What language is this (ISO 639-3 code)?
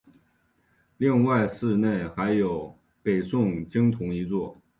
zho